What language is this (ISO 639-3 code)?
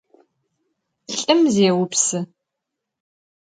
ady